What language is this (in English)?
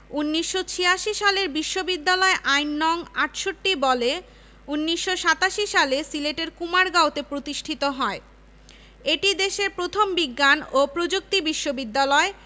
Bangla